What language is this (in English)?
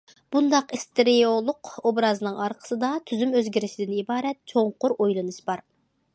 Uyghur